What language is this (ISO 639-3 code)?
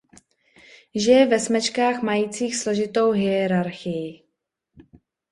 ces